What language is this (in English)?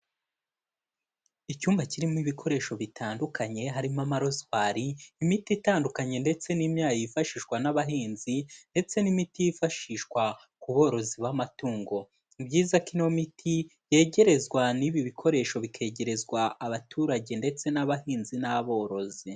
Kinyarwanda